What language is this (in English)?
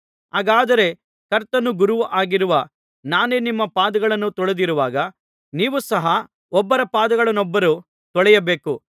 Kannada